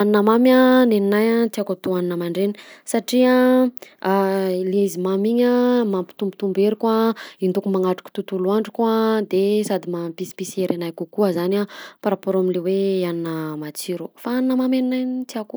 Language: Southern Betsimisaraka Malagasy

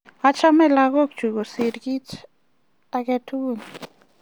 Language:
Kalenjin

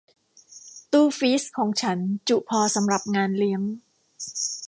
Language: Thai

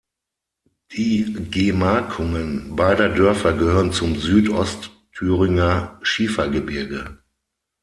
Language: German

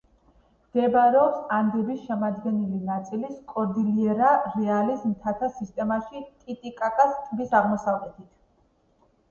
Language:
Georgian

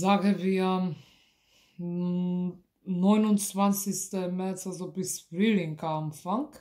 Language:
German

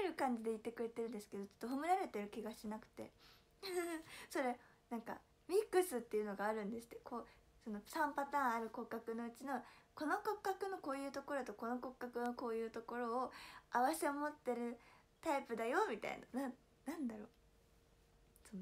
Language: Japanese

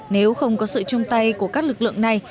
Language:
Vietnamese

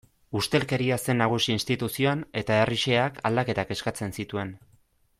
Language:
Basque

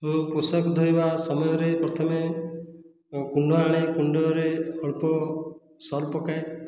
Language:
Odia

